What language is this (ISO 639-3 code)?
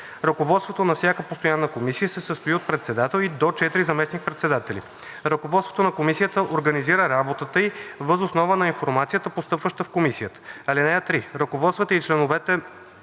bul